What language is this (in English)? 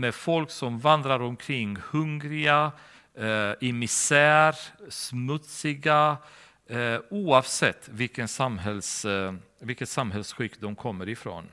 Swedish